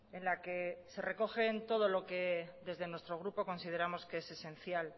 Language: Spanish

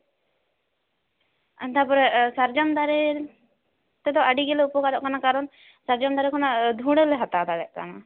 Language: Santali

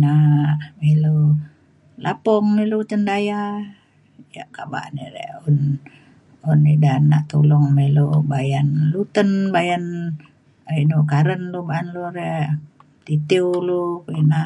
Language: Mainstream Kenyah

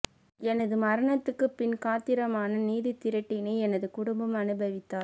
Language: Tamil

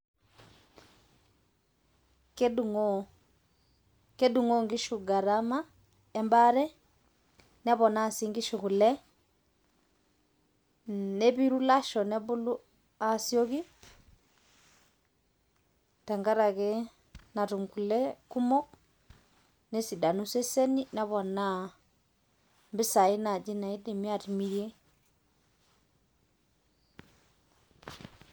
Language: Masai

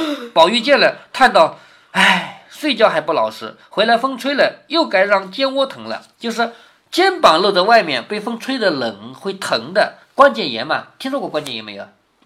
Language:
Chinese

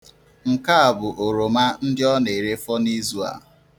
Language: Igbo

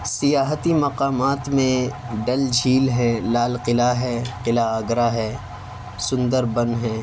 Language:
Urdu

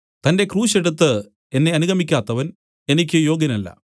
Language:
Malayalam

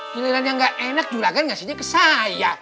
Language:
Indonesian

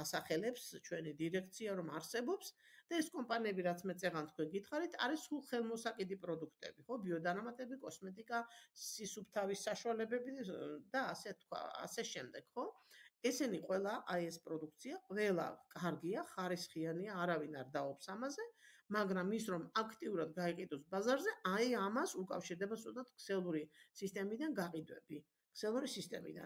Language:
Arabic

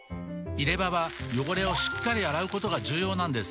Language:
Japanese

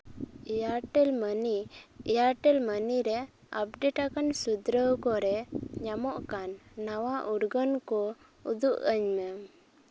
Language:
Santali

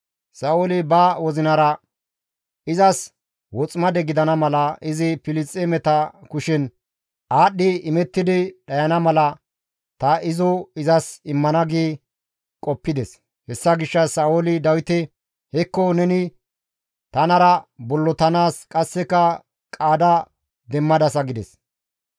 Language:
Gamo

